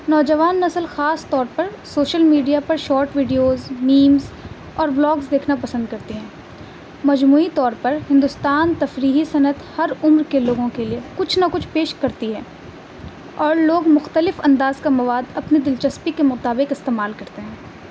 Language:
Urdu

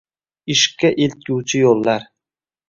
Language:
Uzbek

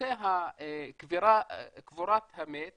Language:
Hebrew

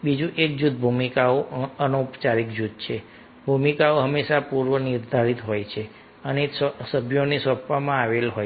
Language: Gujarati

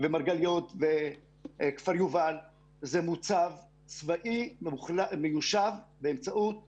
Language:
Hebrew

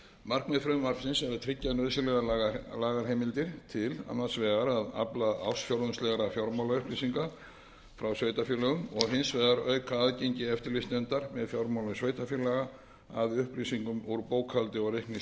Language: Icelandic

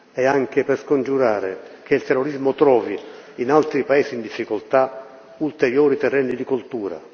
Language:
Italian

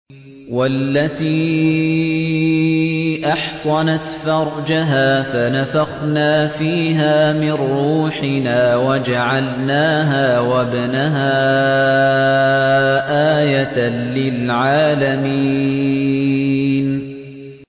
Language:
Arabic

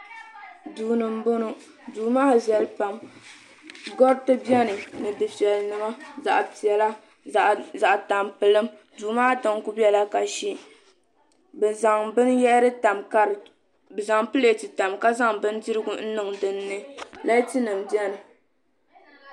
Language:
Dagbani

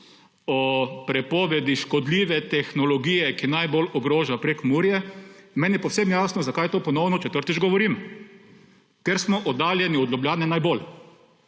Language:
Slovenian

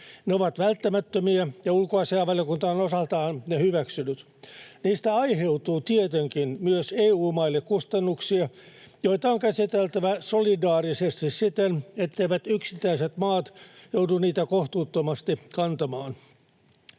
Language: Finnish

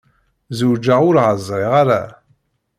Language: Kabyle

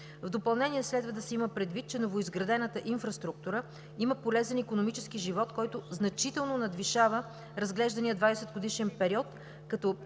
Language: Bulgarian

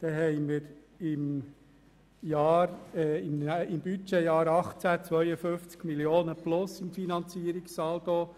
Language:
Swiss German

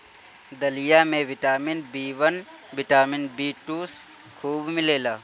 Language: Bhojpuri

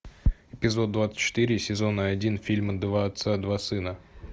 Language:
Russian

